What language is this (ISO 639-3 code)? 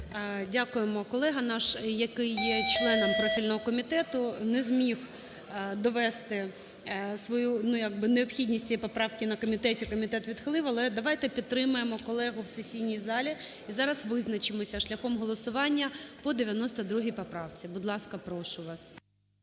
ukr